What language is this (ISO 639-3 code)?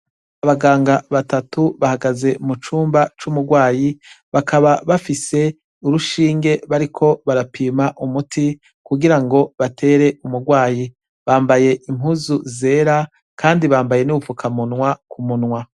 run